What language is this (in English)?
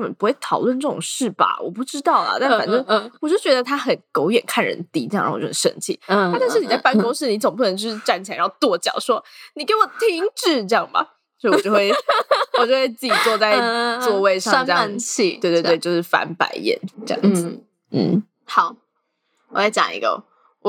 Chinese